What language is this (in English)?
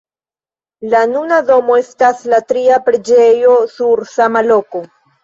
Esperanto